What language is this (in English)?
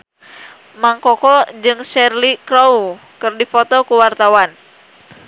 Sundanese